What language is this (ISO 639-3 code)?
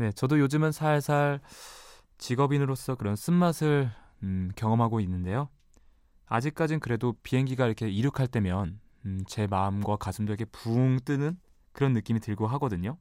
kor